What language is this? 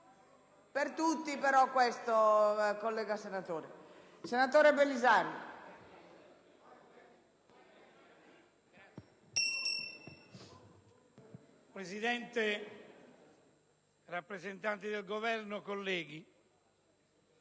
Italian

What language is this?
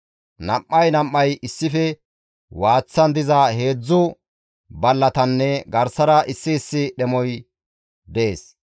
Gamo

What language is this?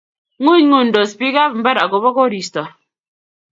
Kalenjin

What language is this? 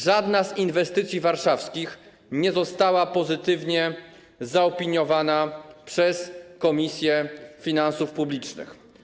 Polish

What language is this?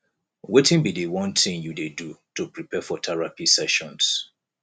Nigerian Pidgin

